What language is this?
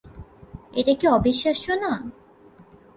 Bangla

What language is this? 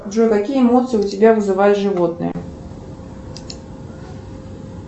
Russian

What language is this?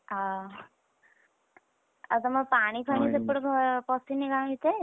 Odia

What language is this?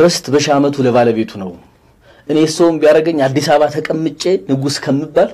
Arabic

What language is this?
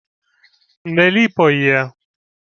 Ukrainian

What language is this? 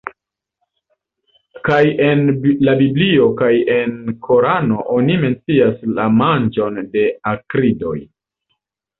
Esperanto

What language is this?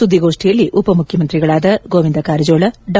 Kannada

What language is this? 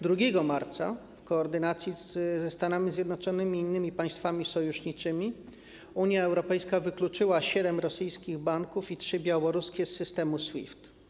Polish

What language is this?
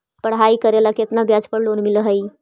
Magahi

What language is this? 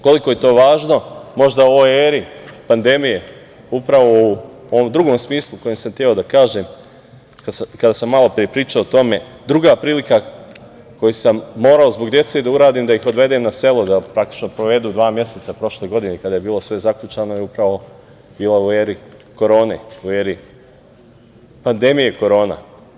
Serbian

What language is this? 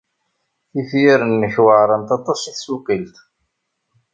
Kabyle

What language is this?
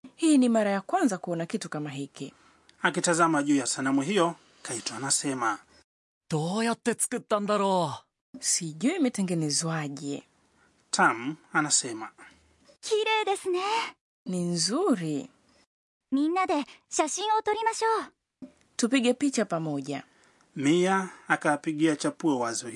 Swahili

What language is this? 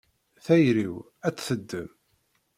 Kabyle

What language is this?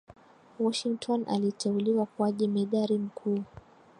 Swahili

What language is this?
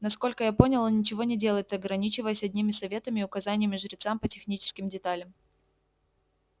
Russian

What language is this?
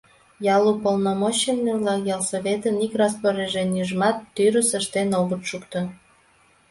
Mari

